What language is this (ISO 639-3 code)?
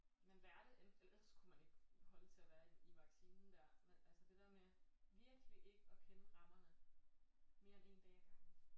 dan